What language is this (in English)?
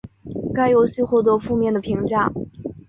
Chinese